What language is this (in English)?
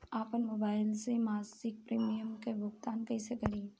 Bhojpuri